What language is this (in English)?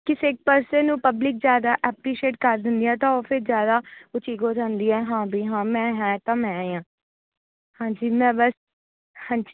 Punjabi